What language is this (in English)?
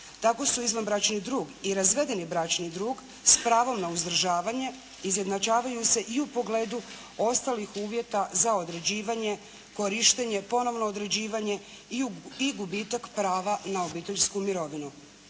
Croatian